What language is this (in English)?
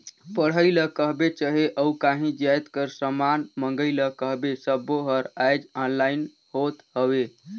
Chhattisgarhi